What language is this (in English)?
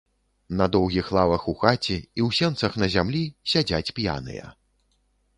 Belarusian